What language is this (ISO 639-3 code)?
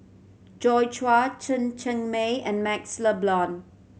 eng